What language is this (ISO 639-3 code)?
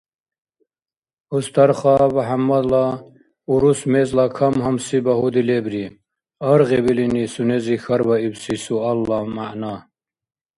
dar